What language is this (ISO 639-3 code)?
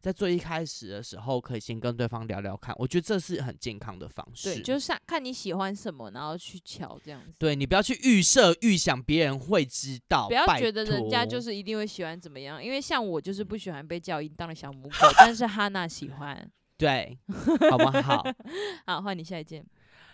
zho